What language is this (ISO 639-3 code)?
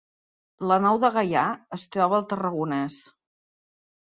cat